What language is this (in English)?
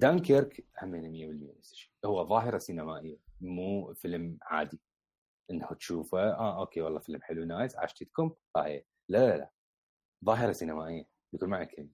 Arabic